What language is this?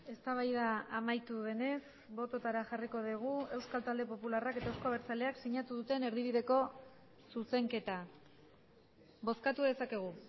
Basque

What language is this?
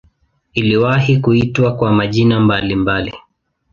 Swahili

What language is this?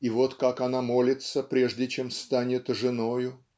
Russian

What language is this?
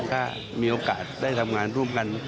Thai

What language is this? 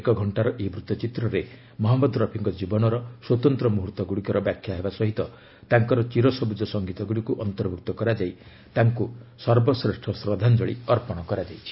Odia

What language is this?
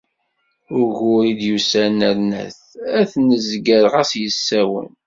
Kabyle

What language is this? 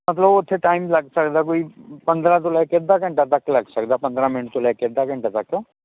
Punjabi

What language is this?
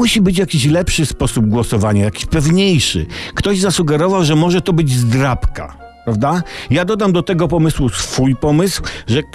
Polish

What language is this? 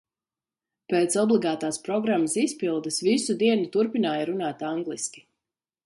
Latvian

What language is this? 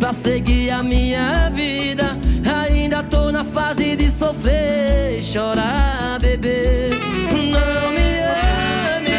Portuguese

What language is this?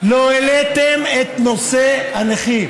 Hebrew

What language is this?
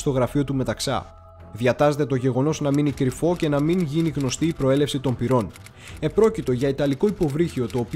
Greek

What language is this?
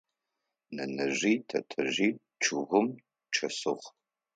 Adyghe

